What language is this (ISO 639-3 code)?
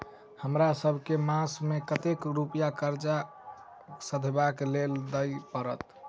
mai